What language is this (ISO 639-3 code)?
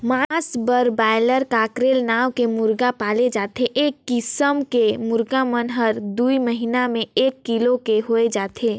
hne